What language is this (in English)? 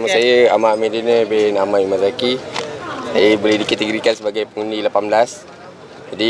Malay